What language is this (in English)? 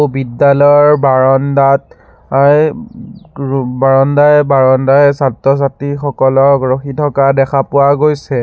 Assamese